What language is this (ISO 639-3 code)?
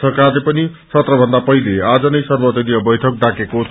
nep